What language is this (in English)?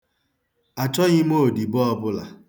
Igbo